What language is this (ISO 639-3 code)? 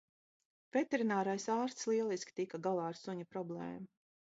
lav